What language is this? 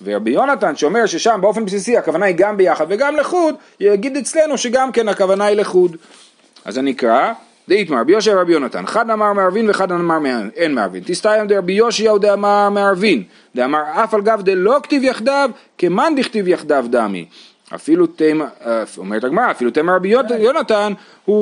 Hebrew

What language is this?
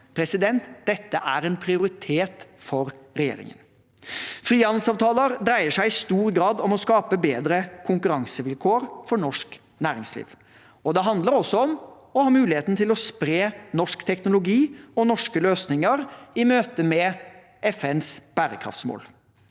Norwegian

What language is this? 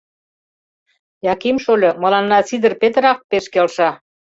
Mari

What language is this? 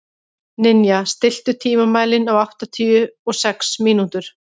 Icelandic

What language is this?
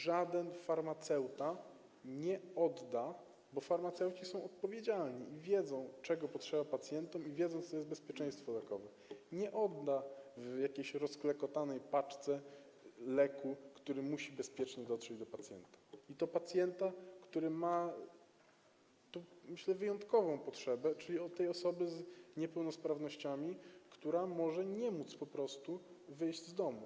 Polish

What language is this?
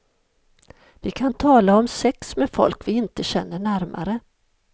Swedish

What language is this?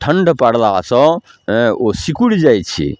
Maithili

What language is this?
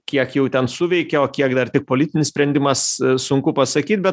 Lithuanian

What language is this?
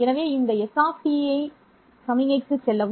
Tamil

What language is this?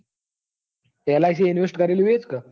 Gujarati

